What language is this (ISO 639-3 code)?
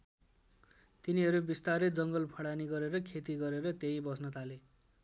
nep